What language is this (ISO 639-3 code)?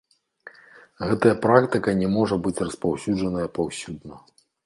bel